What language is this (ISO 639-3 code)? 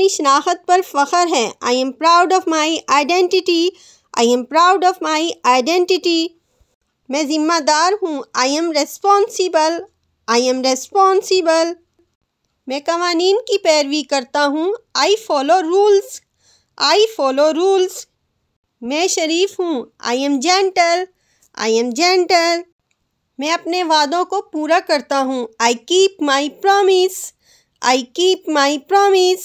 hin